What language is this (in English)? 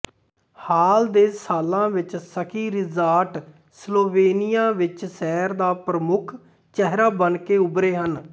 Punjabi